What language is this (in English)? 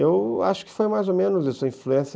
Portuguese